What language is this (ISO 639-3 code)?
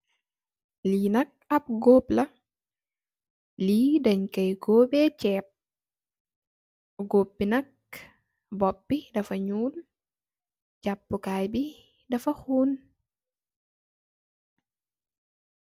wol